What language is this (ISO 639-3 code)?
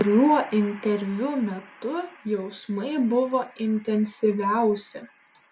lit